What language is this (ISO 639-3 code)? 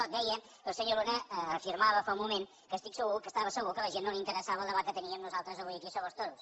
cat